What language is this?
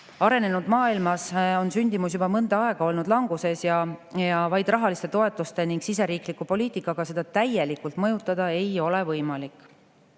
Estonian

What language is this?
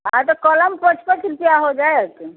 Maithili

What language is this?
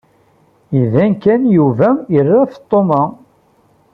Kabyle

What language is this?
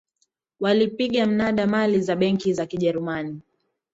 Swahili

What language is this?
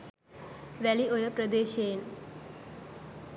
Sinhala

